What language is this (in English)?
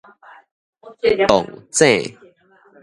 Min Nan Chinese